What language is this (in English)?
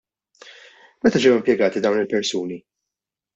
Maltese